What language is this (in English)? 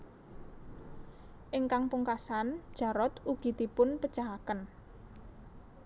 Javanese